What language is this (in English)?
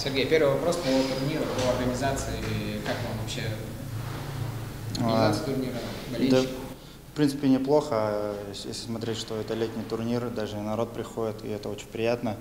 Russian